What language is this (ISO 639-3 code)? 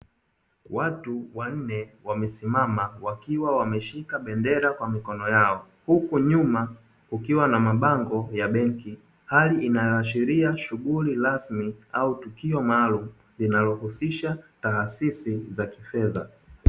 swa